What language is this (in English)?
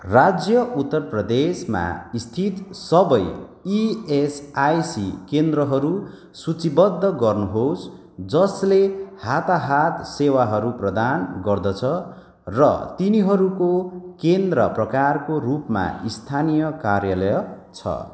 Nepali